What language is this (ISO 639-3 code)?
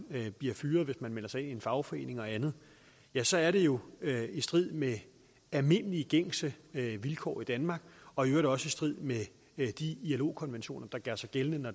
dan